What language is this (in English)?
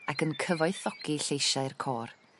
Welsh